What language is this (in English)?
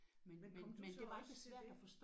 Danish